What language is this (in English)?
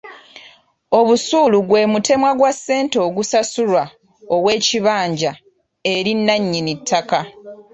Ganda